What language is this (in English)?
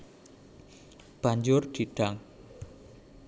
Javanese